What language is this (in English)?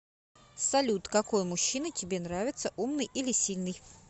Russian